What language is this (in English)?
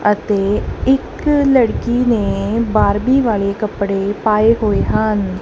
Punjabi